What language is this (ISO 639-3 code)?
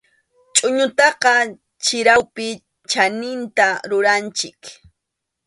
qxu